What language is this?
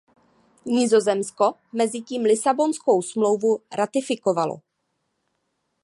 Czech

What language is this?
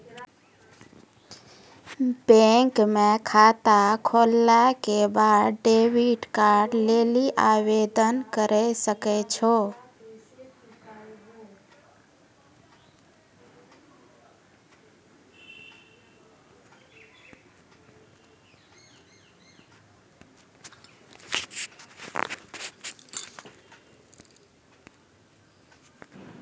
Maithili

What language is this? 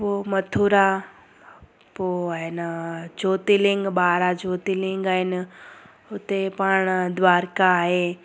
Sindhi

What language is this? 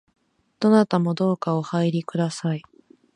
Japanese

